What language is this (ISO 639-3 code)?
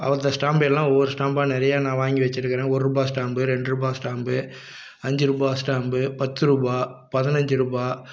tam